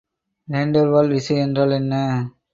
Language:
Tamil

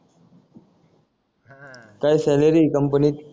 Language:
Marathi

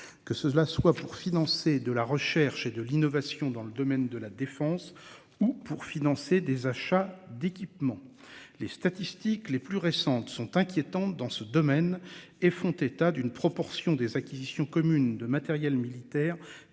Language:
French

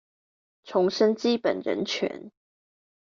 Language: Chinese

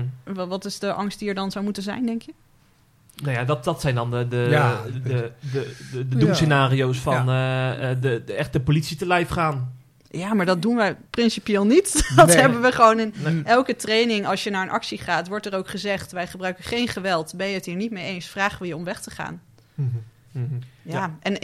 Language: Dutch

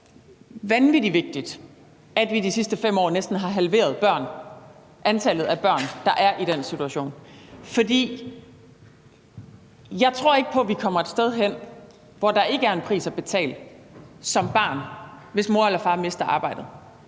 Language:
Danish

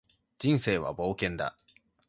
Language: Japanese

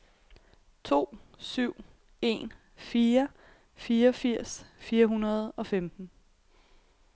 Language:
Danish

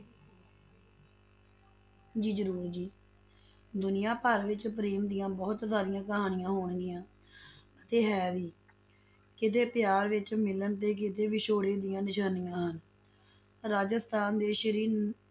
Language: Punjabi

